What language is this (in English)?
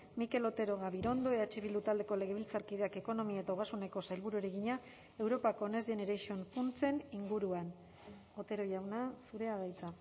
Basque